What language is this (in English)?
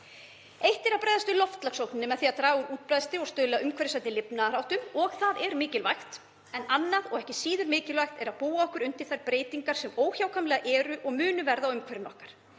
Icelandic